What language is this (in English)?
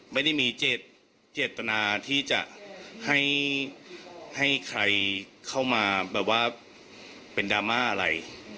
Thai